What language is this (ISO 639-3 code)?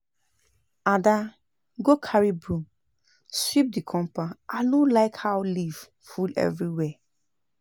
pcm